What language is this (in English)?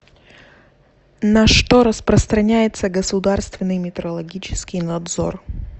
Russian